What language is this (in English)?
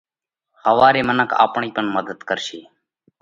Parkari Koli